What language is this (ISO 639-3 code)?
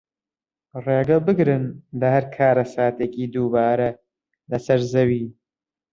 ckb